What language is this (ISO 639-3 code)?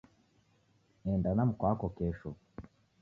dav